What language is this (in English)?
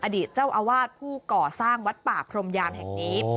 Thai